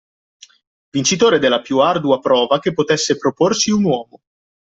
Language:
Italian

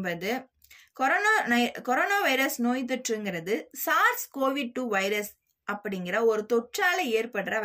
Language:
Tamil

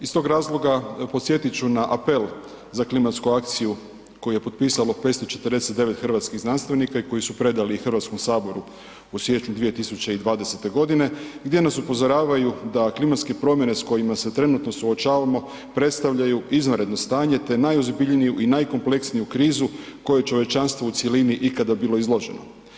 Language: Croatian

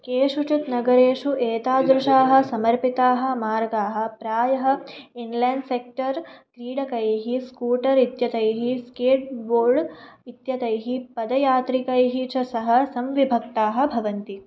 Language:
Sanskrit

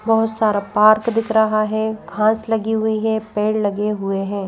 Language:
Hindi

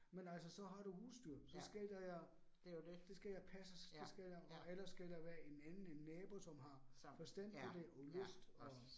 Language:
Danish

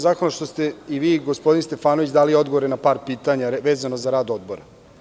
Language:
Serbian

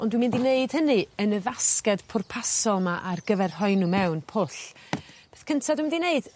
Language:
Welsh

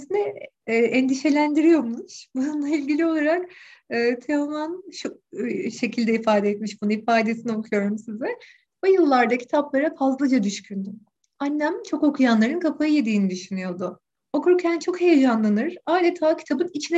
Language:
Turkish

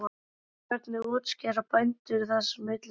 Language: Icelandic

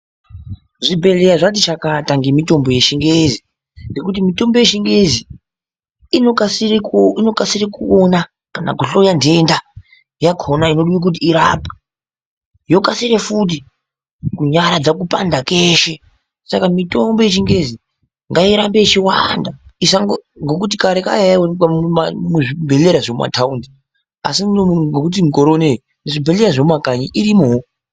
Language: Ndau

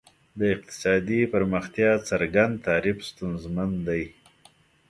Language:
Pashto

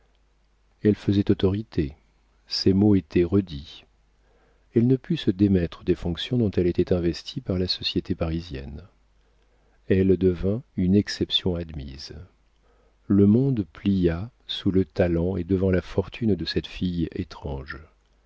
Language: French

